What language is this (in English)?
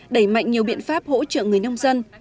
Vietnamese